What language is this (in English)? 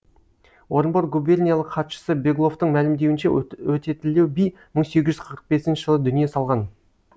Kazakh